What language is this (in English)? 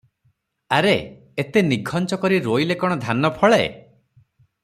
Odia